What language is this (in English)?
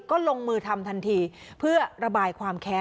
Thai